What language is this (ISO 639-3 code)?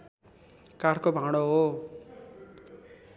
nep